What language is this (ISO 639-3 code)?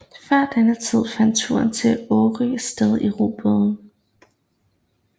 dan